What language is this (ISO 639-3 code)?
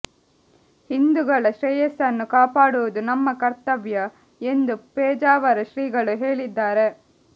kan